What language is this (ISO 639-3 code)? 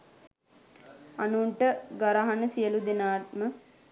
sin